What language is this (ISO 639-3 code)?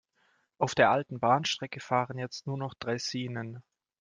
deu